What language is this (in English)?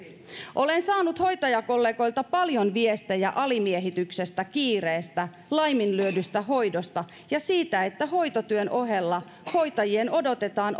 Finnish